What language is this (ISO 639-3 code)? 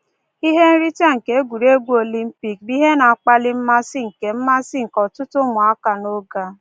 ibo